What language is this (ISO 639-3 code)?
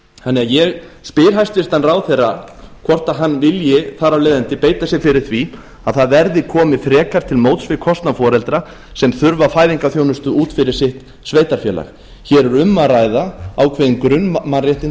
isl